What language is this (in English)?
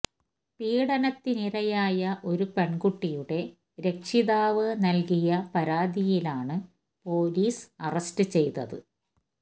Malayalam